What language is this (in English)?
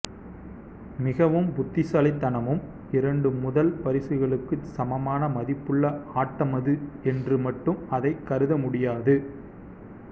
Tamil